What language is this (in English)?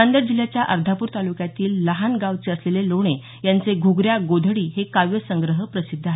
Marathi